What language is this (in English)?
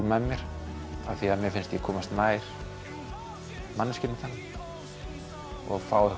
Icelandic